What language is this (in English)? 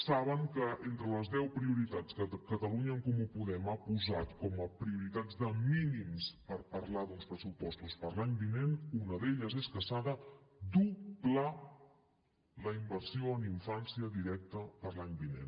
Catalan